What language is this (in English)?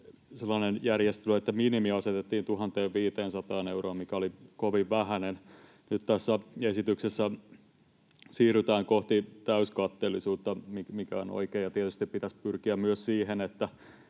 Finnish